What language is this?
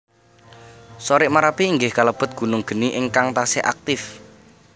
Javanese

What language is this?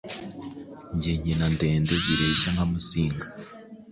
Kinyarwanda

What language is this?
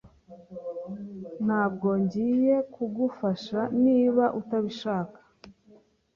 Kinyarwanda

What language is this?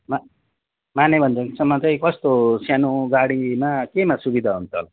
Nepali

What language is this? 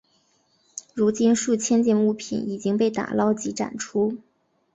Chinese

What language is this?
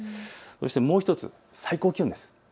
Japanese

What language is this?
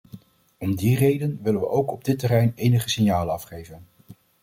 Dutch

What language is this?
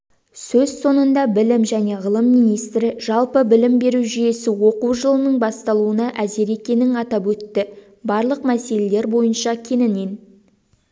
Kazakh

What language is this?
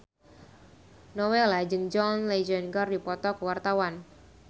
Sundanese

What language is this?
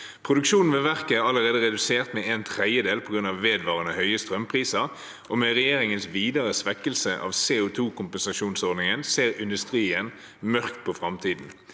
Norwegian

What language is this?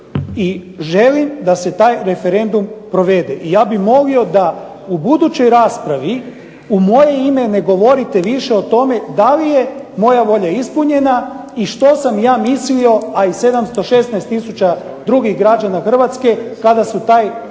Croatian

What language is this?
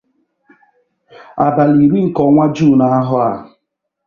Igbo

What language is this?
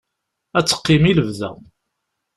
Kabyle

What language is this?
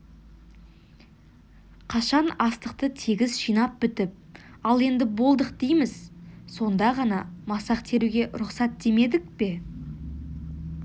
Kazakh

